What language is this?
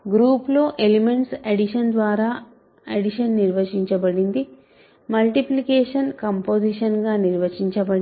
Telugu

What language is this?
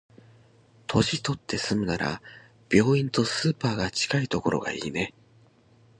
Japanese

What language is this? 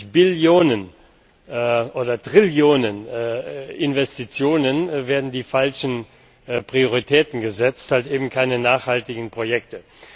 German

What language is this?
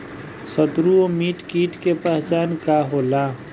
Bhojpuri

